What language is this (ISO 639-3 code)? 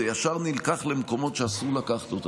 heb